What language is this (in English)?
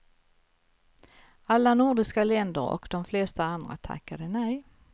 Swedish